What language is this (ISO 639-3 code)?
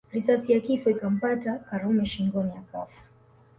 swa